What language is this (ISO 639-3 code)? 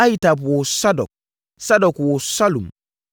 aka